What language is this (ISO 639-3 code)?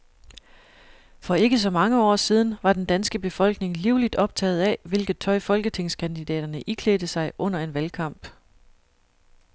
dan